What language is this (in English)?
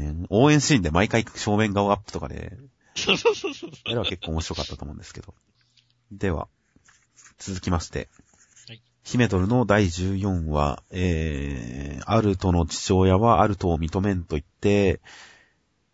Japanese